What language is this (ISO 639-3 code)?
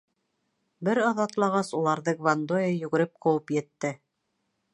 bak